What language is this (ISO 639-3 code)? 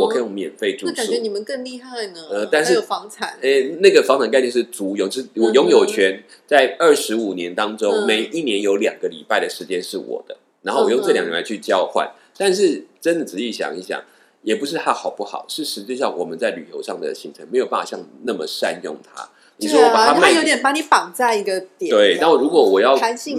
zho